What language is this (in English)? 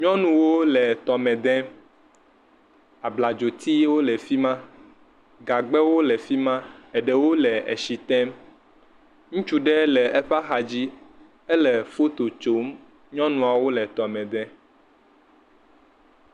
Ewe